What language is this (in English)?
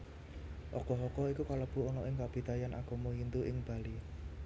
Javanese